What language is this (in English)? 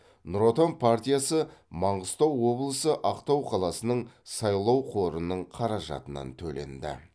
Kazakh